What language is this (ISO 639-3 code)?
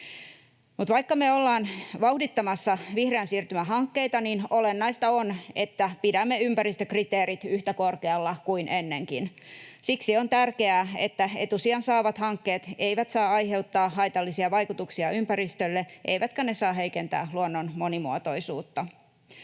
fin